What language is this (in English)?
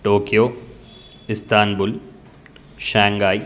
Sanskrit